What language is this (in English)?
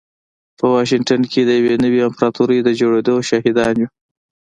Pashto